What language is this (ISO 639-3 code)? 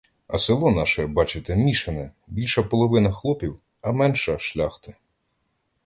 ukr